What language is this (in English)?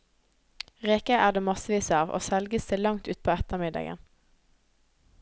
Norwegian